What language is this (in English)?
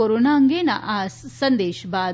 Gujarati